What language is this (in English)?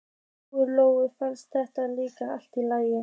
Icelandic